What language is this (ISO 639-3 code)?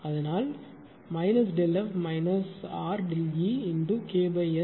tam